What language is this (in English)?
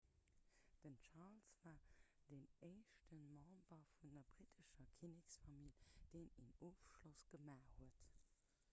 Luxembourgish